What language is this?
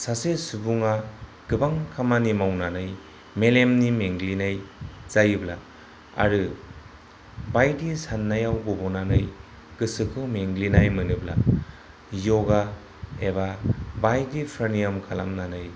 Bodo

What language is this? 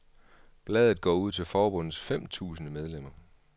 Danish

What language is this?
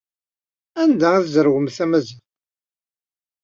Kabyle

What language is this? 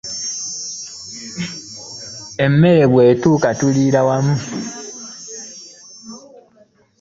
Ganda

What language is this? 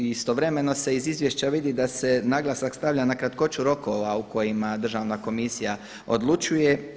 Croatian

